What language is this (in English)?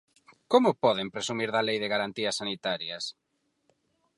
Galician